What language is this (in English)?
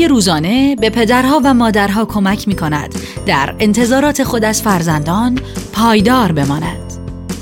Persian